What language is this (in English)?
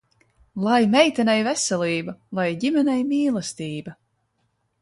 Latvian